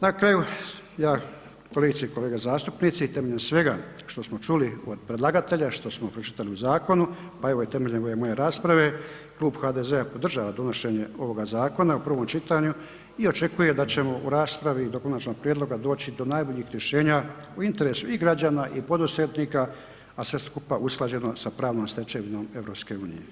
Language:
Croatian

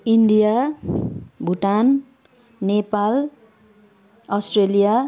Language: Nepali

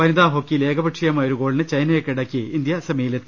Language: Malayalam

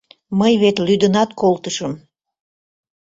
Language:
Mari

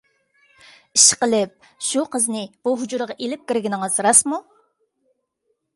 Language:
Uyghur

